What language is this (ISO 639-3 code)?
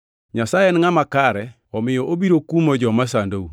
luo